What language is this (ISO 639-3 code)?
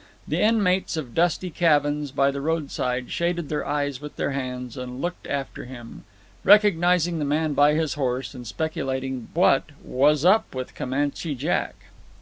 eng